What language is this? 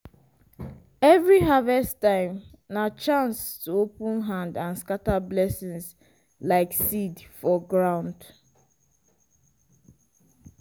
Nigerian Pidgin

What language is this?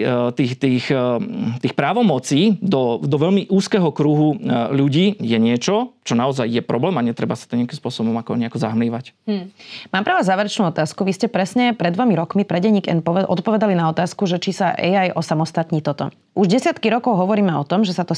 Slovak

